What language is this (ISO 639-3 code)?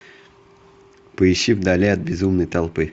rus